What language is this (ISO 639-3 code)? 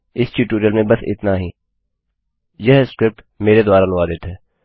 hin